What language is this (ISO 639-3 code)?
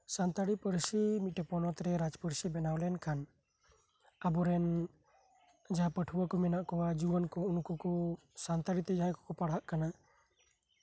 sat